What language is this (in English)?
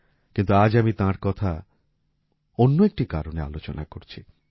Bangla